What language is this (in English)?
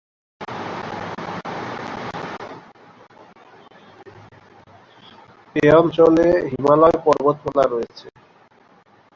Bangla